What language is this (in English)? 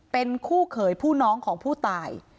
Thai